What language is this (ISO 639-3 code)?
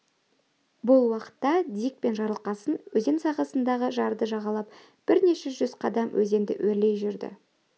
kaz